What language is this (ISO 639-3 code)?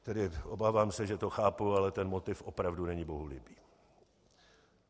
ces